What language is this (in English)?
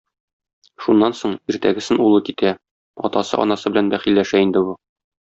Tatar